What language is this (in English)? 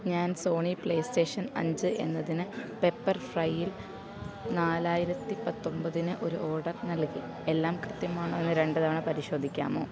Malayalam